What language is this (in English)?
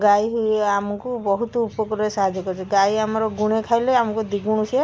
Odia